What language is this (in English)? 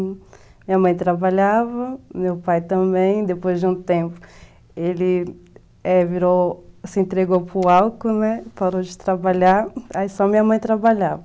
Portuguese